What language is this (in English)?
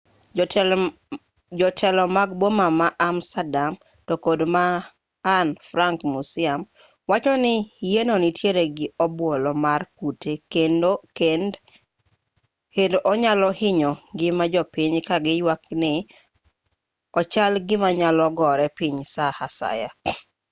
Luo (Kenya and Tanzania)